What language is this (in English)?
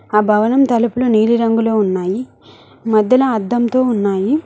Telugu